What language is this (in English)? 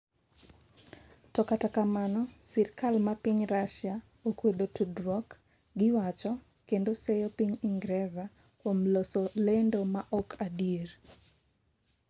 Luo (Kenya and Tanzania)